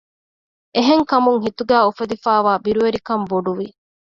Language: Divehi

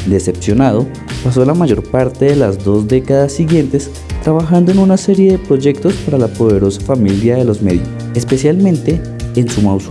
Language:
Spanish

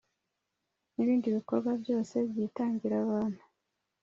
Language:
Kinyarwanda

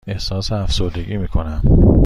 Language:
Persian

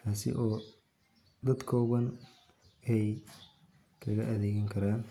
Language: Somali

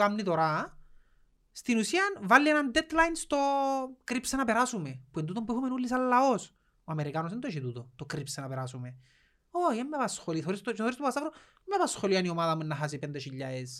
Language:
Greek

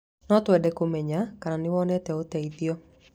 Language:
Kikuyu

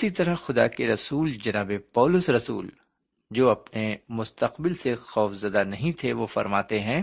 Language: Urdu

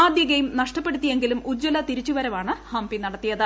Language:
Malayalam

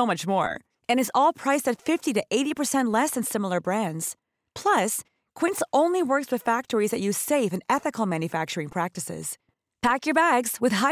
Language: English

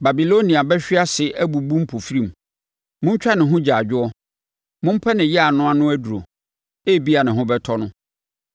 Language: Akan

